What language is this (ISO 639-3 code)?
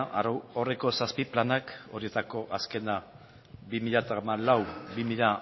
eus